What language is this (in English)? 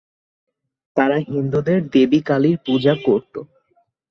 Bangla